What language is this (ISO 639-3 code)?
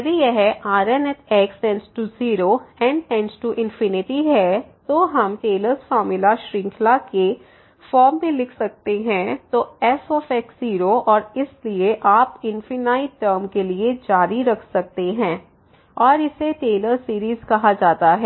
hin